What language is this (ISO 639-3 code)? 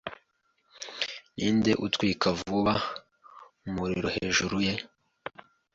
kin